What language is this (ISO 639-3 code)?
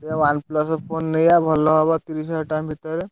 ori